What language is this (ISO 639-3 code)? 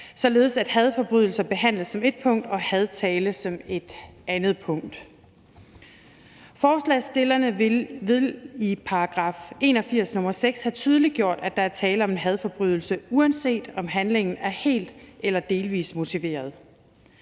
dan